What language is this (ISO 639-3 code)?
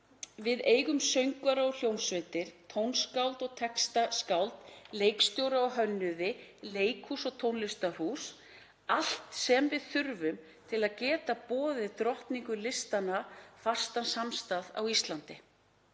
isl